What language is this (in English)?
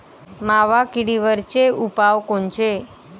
Marathi